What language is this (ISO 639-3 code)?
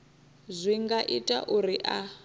ven